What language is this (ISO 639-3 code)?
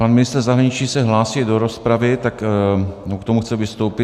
ces